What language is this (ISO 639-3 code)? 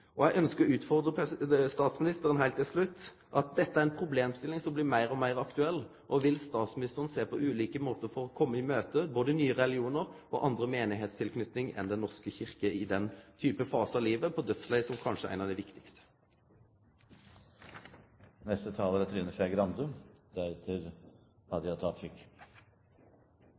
nor